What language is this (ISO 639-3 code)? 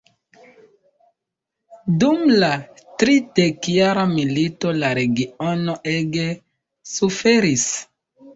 epo